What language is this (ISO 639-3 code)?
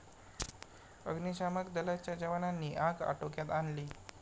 mar